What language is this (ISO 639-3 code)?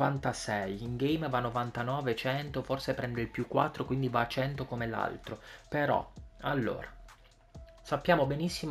ita